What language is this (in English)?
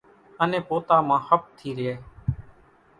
Kachi Koli